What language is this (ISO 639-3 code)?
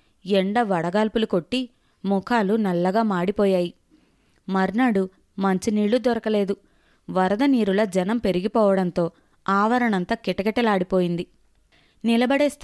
tel